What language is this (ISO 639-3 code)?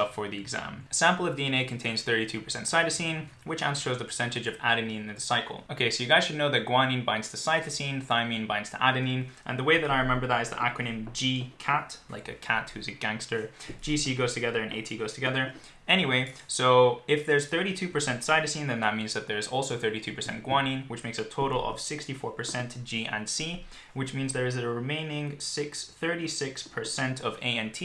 eng